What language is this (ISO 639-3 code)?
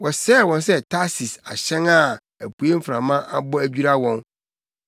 aka